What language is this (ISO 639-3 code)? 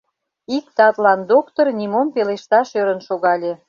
chm